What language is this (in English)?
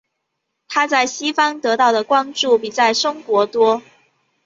Chinese